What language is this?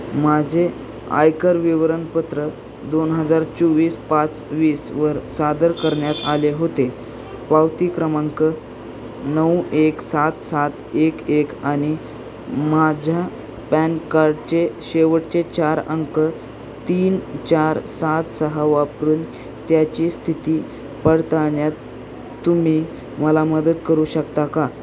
Marathi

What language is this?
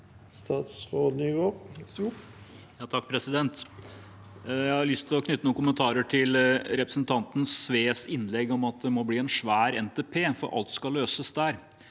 Norwegian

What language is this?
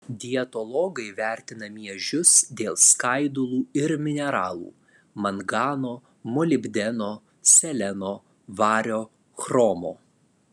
Lithuanian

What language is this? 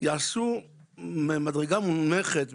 Hebrew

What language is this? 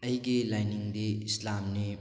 Manipuri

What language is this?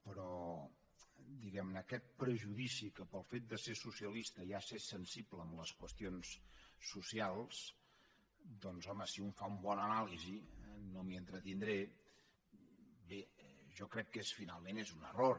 Catalan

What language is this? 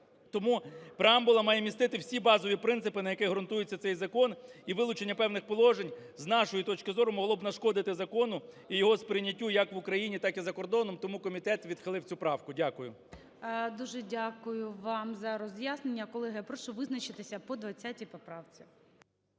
Ukrainian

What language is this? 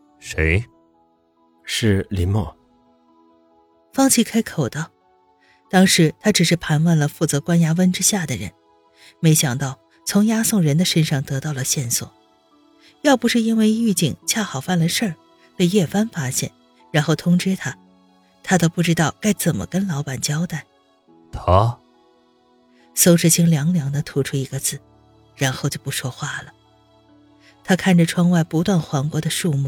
Chinese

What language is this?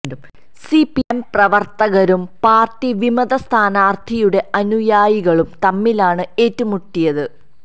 Malayalam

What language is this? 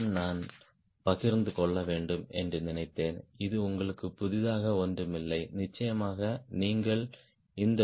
Tamil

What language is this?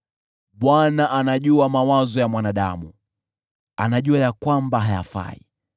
Swahili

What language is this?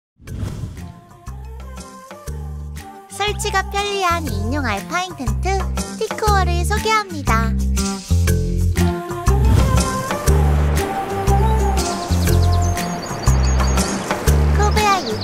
Korean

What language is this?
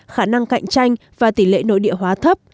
Vietnamese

